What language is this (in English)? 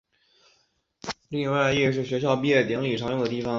Chinese